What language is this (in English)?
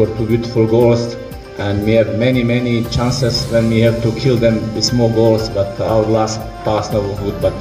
Indonesian